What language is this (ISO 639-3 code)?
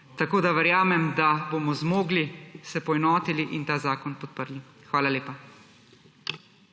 slv